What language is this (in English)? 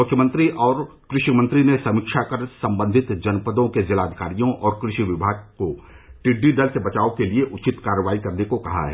Hindi